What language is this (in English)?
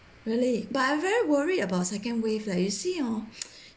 English